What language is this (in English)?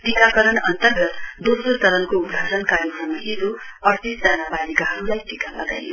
Nepali